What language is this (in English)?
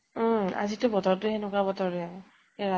Assamese